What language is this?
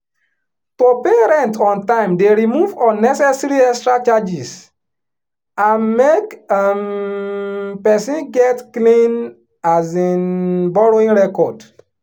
Nigerian Pidgin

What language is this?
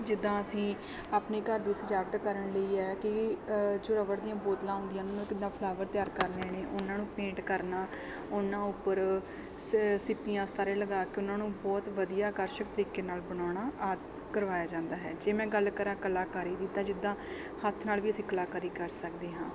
Punjabi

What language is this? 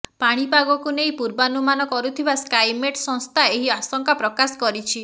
Odia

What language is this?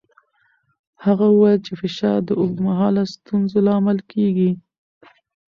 Pashto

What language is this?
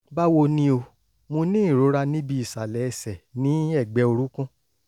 Yoruba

